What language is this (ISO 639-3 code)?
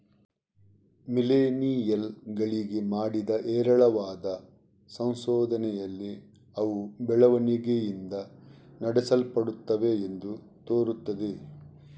kan